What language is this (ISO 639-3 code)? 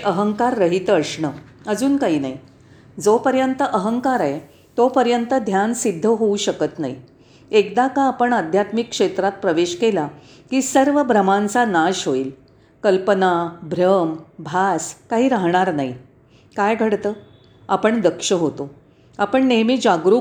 mar